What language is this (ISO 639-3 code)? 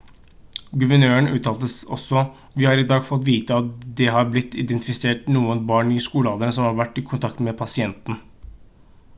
nob